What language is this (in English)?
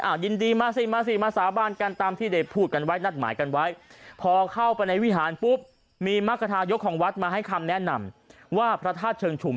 Thai